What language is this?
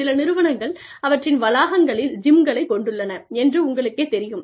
Tamil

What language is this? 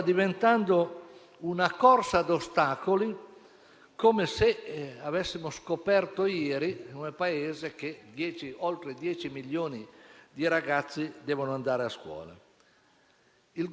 Italian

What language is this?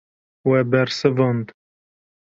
Kurdish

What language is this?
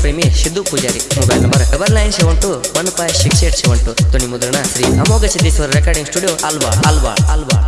Kannada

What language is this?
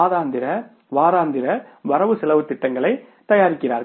Tamil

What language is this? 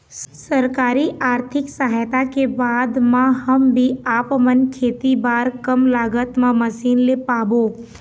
Chhattisgarhi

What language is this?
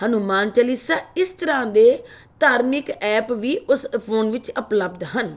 Punjabi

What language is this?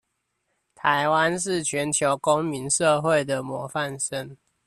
Chinese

